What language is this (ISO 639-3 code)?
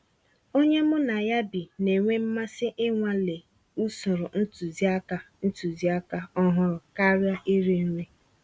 ibo